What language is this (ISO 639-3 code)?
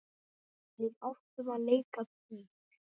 isl